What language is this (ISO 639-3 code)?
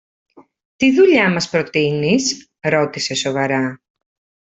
ell